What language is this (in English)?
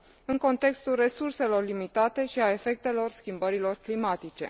Romanian